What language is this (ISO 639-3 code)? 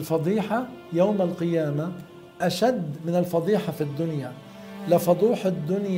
ara